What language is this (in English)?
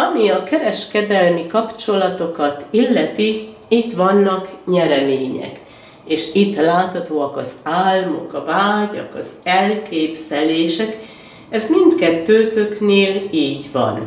Hungarian